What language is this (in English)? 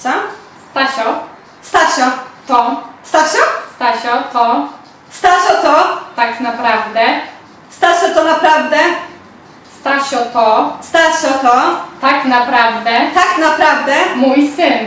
Polish